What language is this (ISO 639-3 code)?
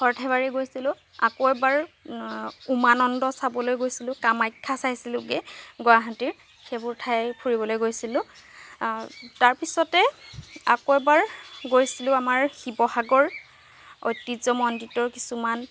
asm